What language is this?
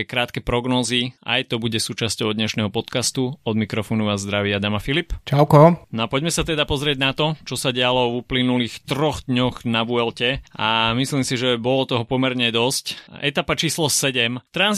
Slovak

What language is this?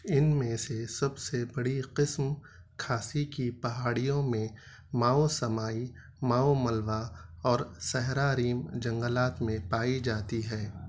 Urdu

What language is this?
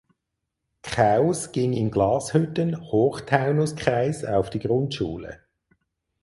German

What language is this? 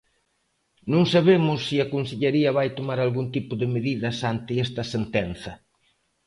Galician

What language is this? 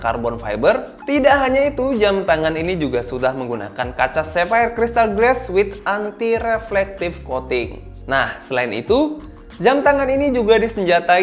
Indonesian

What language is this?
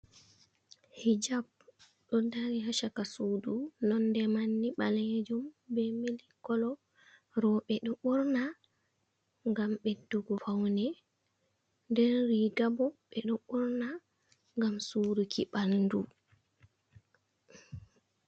Fula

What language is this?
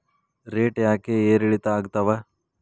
Kannada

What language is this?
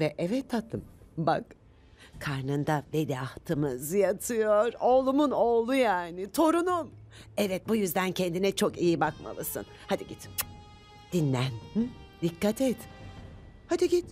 Turkish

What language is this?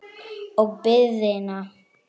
Icelandic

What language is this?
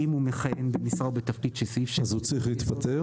Hebrew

